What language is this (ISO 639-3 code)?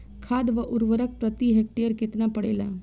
bho